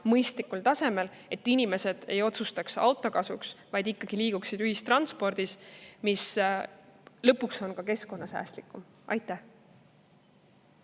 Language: Estonian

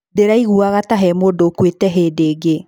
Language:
Kikuyu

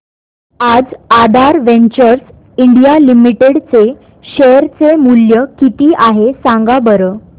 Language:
Marathi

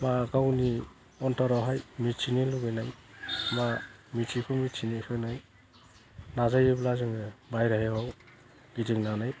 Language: Bodo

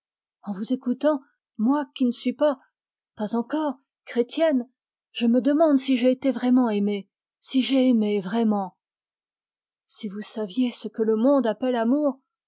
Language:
French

